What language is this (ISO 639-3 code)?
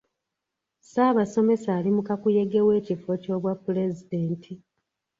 lug